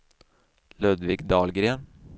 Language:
Swedish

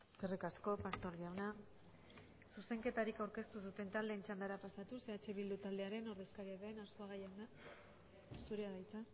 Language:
Basque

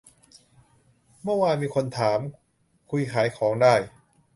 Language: Thai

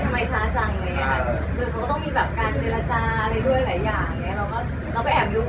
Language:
Thai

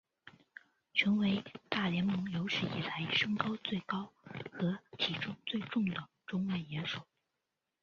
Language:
Chinese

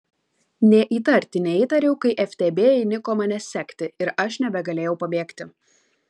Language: Lithuanian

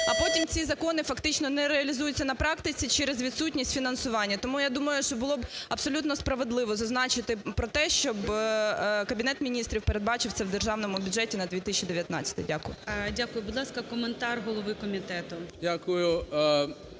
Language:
Ukrainian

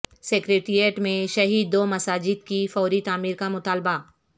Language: Urdu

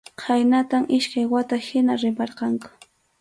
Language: Arequipa-La Unión Quechua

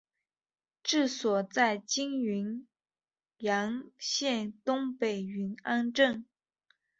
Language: Chinese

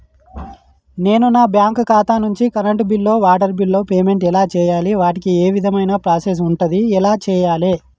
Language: Telugu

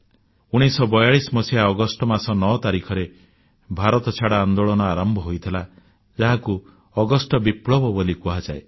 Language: Odia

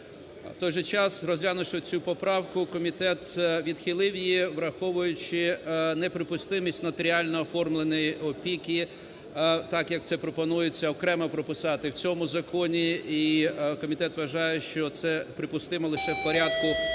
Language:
Ukrainian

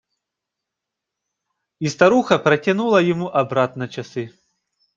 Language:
Russian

